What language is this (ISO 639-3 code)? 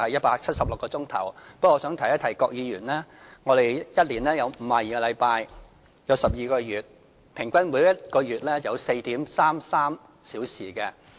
yue